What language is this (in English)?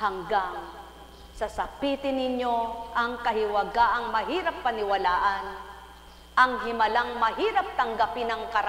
Filipino